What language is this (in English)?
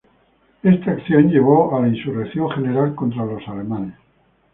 Spanish